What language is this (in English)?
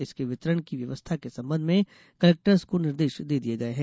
Hindi